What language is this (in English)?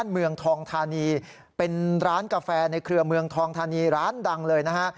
Thai